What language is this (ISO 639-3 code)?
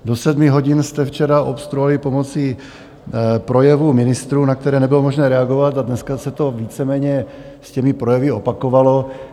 ces